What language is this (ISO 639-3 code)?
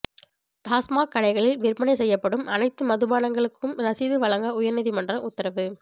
tam